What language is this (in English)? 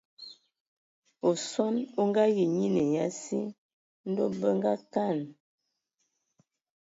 Ewondo